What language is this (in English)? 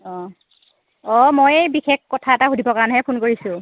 Assamese